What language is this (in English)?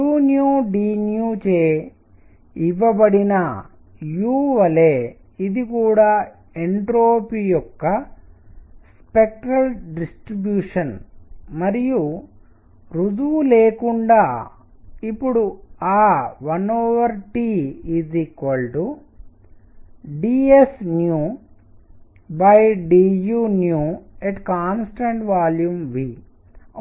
Telugu